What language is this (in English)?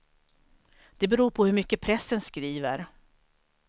Swedish